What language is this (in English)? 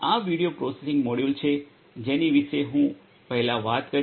Gujarati